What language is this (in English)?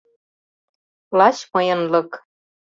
Mari